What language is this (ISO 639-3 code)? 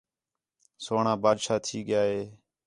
xhe